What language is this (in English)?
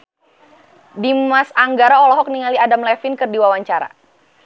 Sundanese